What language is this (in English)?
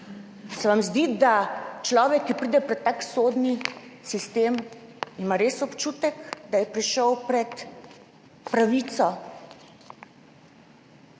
Slovenian